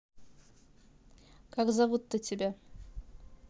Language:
Russian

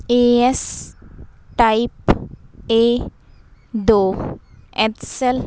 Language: Punjabi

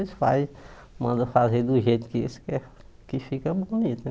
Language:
Portuguese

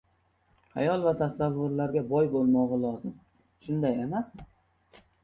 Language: Uzbek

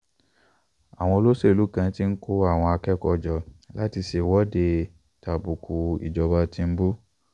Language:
Yoruba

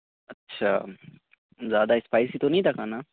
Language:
Urdu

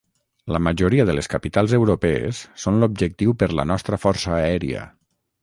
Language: Catalan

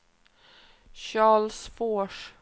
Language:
Swedish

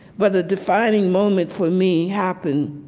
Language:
English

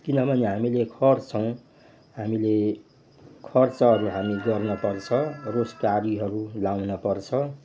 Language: Nepali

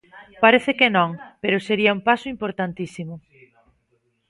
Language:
Galician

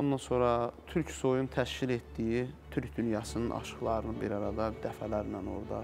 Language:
Turkish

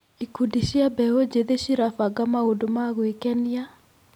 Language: Kikuyu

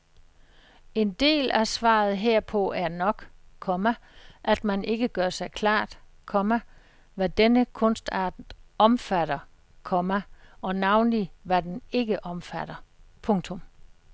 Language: Danish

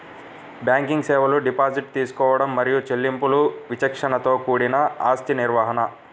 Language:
Telugu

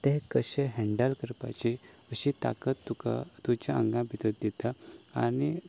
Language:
Konkani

